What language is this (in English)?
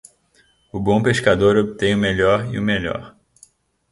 Portuguese